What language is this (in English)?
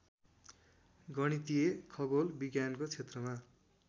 Nepali